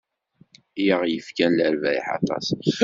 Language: Kabyle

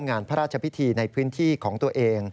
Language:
Thai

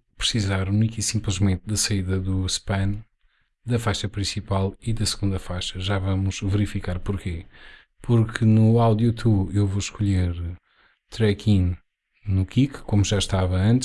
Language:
Portuguese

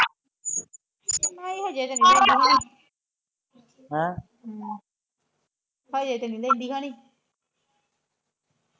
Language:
Punjabi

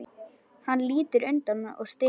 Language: Icelandic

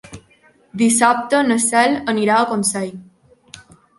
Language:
Catalan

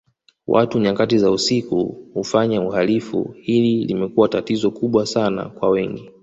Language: Swahili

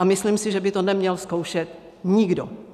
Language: Czech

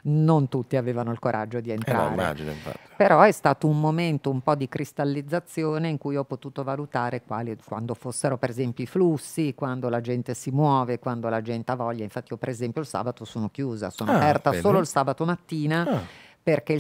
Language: Italian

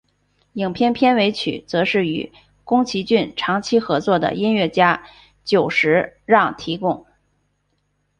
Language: Chinese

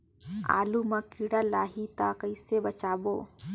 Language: Chhattisgarhi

